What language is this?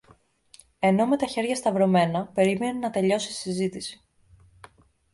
Greek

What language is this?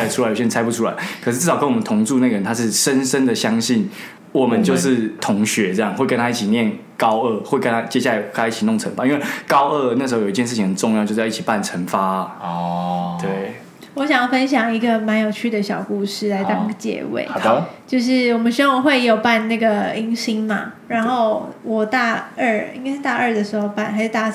Chinese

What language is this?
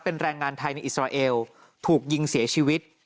Thai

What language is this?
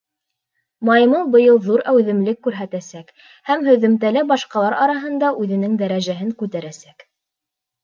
Bashkir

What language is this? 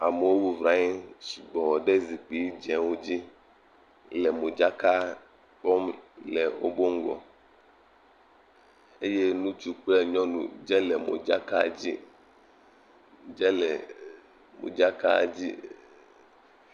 Ewe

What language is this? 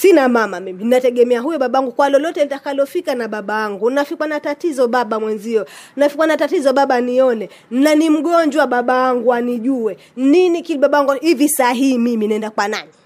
Swahili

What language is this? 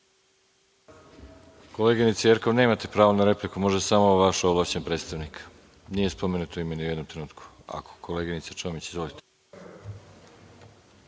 Serbian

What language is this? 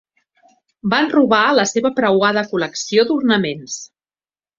Catalan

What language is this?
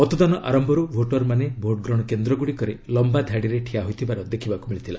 Odia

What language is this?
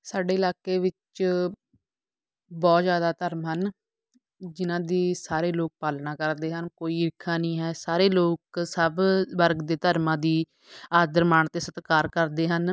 Punjabi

